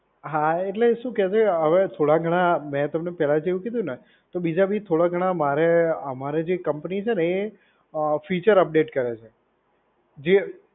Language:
Gujarati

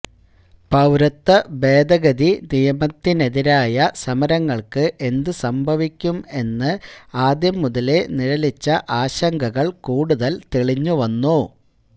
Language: Malayalam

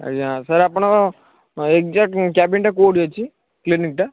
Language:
Odia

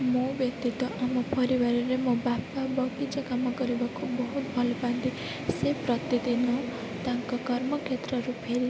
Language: Odia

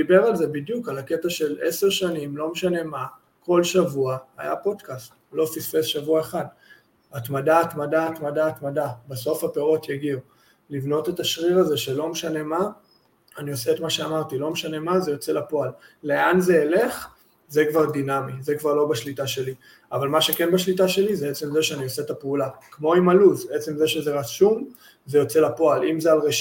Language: Hebrew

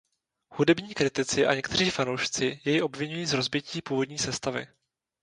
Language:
Czech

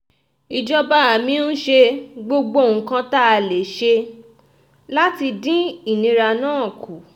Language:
Yoruba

